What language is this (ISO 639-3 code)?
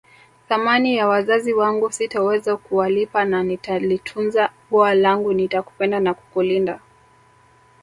swa